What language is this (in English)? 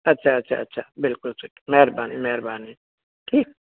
Sindhi